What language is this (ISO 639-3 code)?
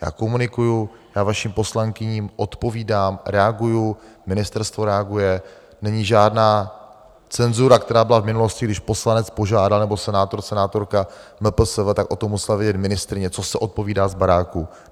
ces